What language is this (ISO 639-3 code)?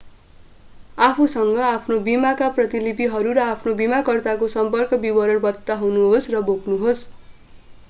nep